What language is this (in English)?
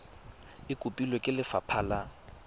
Tswana